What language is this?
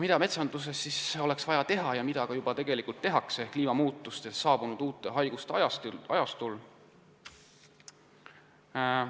Estonian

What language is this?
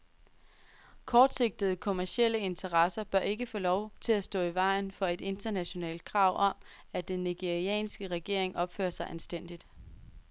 Danish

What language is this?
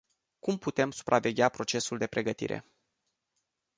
Romanian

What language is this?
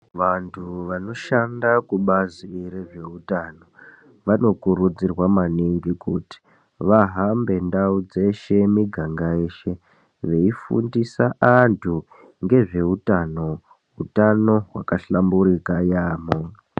Ndau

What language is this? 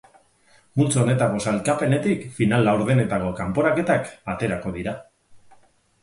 Basque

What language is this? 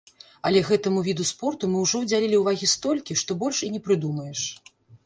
Belarusian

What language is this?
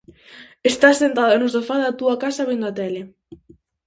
Galician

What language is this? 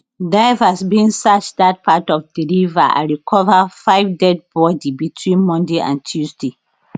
Nigerian Pidgin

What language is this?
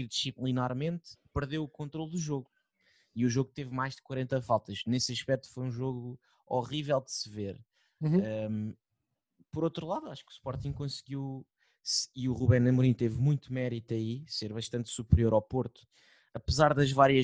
Portuguese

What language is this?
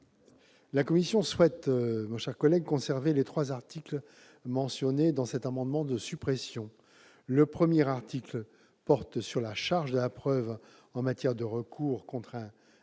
French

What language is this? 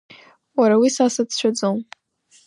Abkhazian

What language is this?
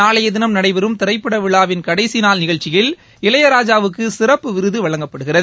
Tamil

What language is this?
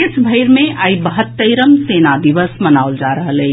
Maithili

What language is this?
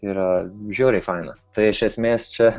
Lithuanian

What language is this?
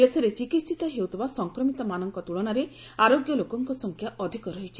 Odia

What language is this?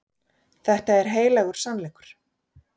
Icelandic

